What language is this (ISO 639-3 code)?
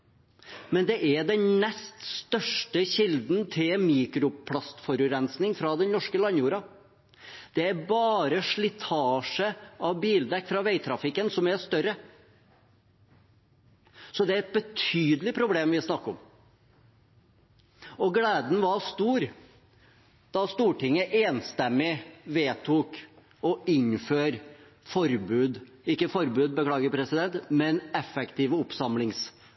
nob